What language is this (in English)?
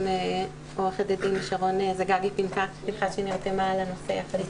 Hebrew